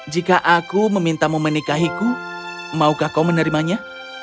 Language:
Indonesian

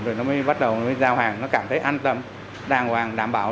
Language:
Vietnamese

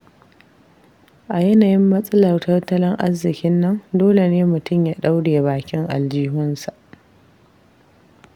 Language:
Hausa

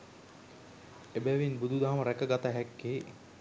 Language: Sinhala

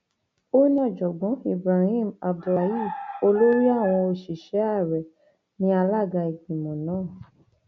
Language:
Yoruba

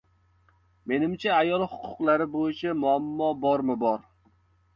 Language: Uzbek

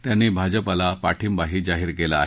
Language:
Marathi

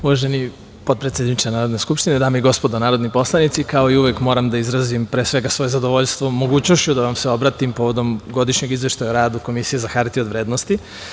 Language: Serbian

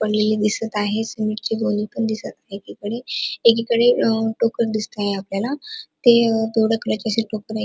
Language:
Marathi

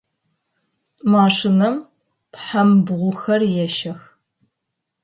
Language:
Adyghe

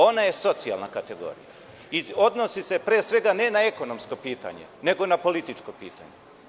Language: Serbian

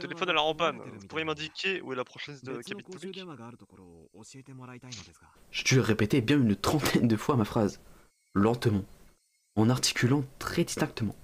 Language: French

